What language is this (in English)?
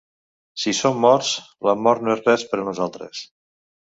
Catalan